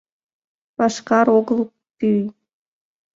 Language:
Mari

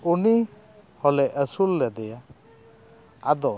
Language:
Santali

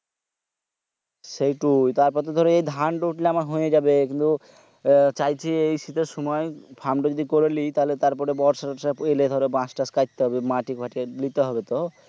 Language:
Bangla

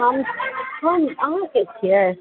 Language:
Maithili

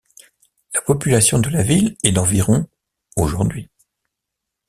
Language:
French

